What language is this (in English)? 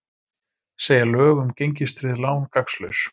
Icelandic